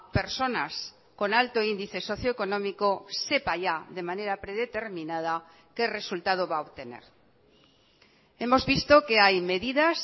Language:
Spanish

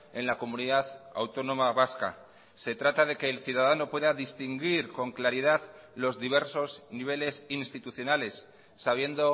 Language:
Spanish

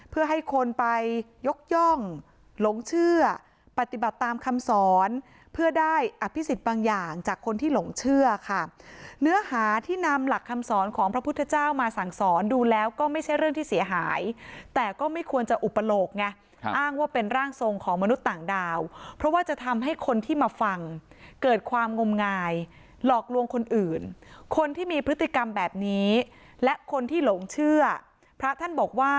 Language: Thai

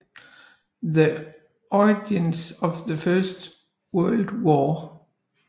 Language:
Danish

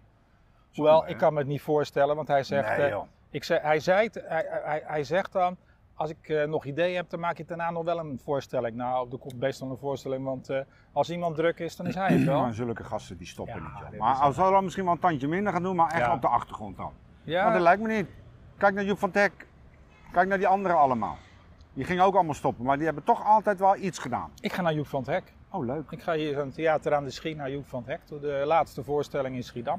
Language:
Dutch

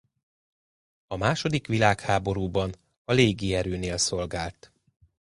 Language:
Hungarian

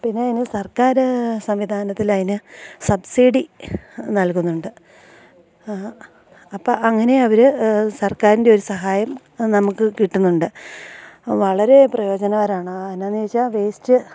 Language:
Malayalam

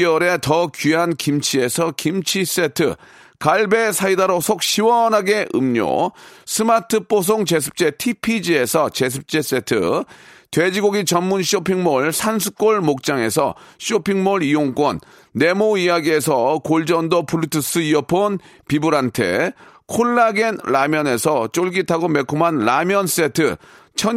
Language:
Korean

